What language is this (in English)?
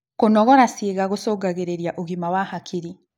Kikuyu